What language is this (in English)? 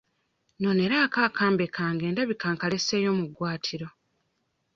Ganda